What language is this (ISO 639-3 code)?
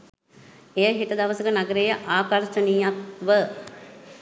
sin